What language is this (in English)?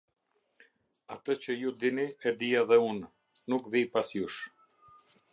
Albanian